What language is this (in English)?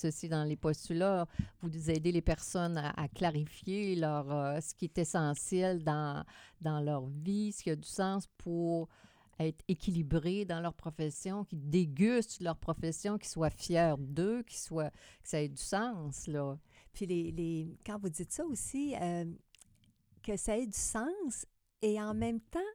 French